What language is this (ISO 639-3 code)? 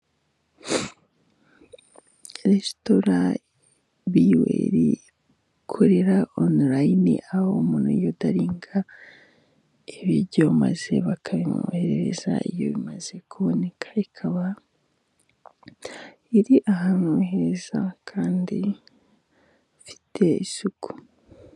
kin